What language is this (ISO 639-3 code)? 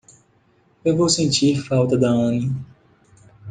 por